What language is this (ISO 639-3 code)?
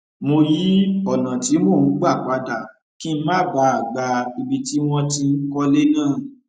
yor